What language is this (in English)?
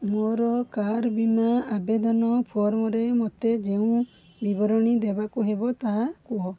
Odia